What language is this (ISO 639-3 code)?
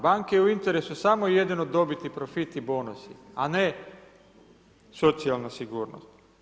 hrv